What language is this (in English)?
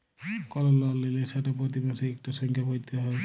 Bangla